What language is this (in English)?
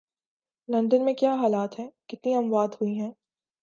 Urdu